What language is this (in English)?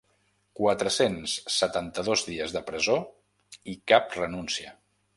Catalan